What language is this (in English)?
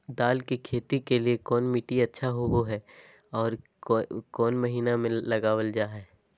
Magahi